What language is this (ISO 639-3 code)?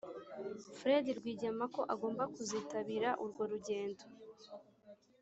kin